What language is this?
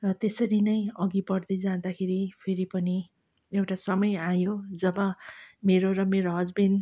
Nepali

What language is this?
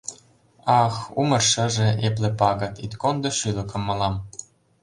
Mari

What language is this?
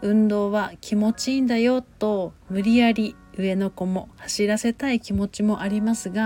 Japanese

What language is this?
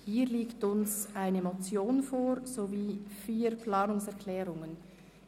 Swiss German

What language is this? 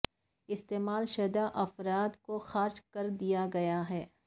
Urdu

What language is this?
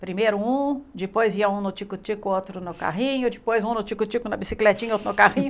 Portuguese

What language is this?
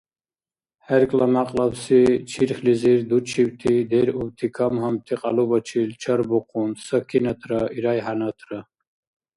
Dargwa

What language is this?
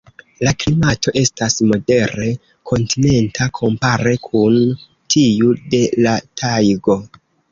Esperanto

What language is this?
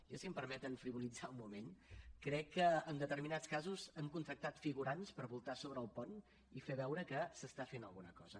Catalan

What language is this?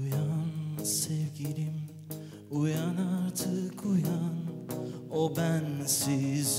Arabic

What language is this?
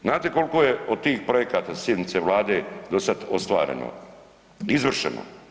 Croatian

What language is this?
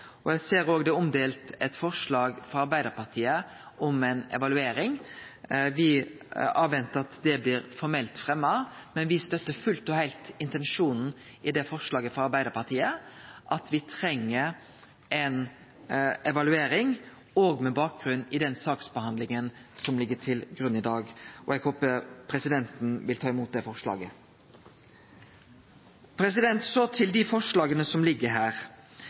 Norwegian Nynorsk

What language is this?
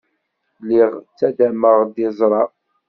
Kabyle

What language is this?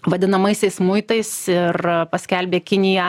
Lithuanian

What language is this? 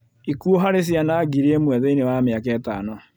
Kikuyu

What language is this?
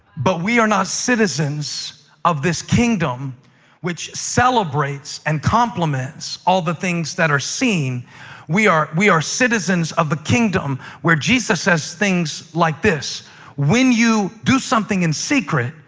English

